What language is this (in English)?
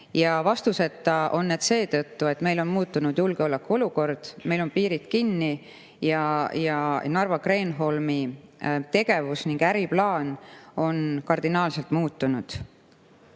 Estonian